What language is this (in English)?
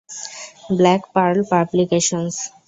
Bangla